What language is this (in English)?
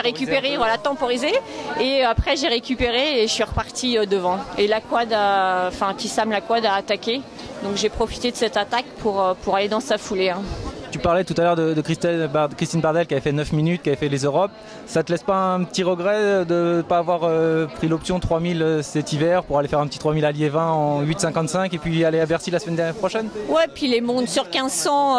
French